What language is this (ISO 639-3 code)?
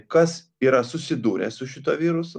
lit